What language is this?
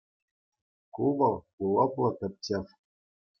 Chuvash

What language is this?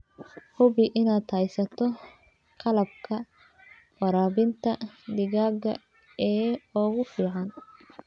Somali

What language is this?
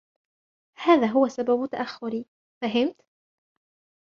Arabic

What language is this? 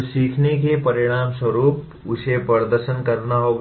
Hindi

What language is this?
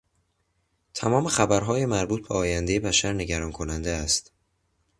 Persian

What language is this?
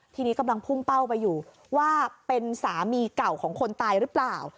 Thai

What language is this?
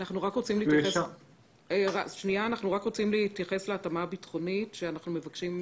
Hebrew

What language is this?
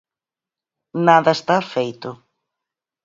Galician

